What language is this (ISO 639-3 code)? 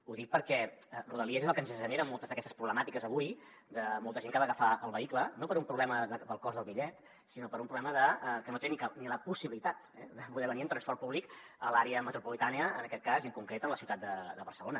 cat